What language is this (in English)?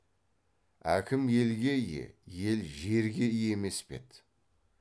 Kazakh